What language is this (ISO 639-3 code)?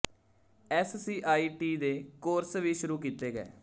pan